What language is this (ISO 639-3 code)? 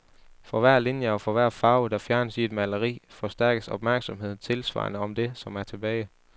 dan